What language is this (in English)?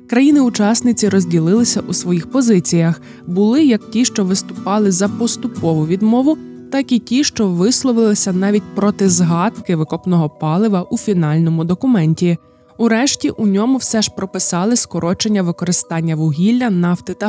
Ukrainian